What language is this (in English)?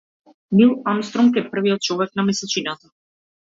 Macedonian